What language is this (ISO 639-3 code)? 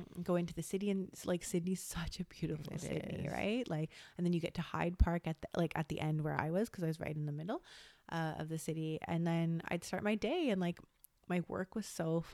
eng